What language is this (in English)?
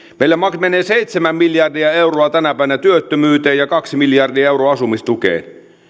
Finnish